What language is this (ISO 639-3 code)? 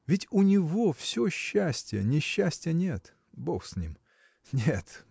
rus